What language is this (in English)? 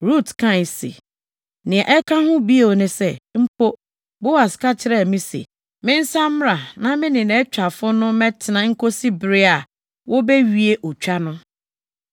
Akan